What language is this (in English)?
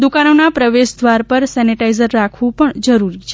Gujarati